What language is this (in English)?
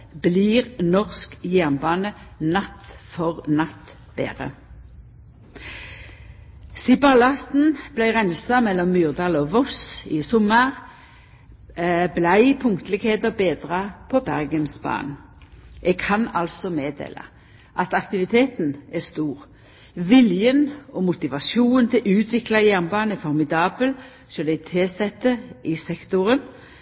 Norwegian Nynorsk